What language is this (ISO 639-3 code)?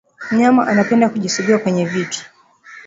swa